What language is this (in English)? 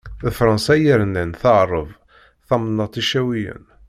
Kabyle